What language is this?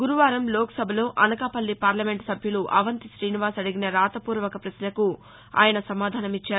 Telugu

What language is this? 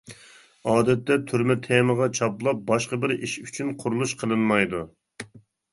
Uyghur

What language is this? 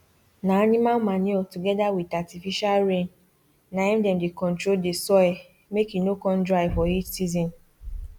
Nigerian Pidgin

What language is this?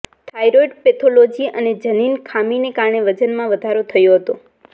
Gujarati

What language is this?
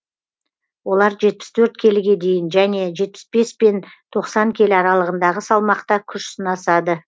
Kazakh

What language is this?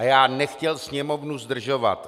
Czech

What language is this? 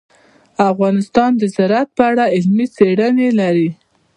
Pashto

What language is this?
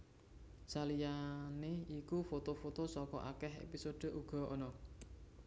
Javanese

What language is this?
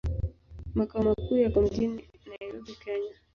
Swahili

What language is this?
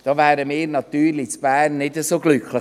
Swiss German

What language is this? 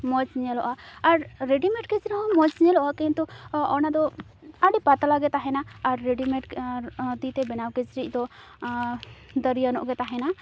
Santali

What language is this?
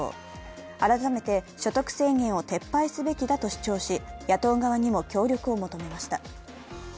Japanese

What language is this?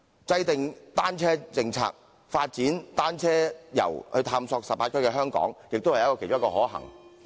Cantonese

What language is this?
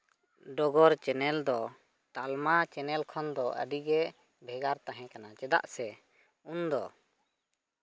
Santali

